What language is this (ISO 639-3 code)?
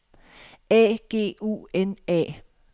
dan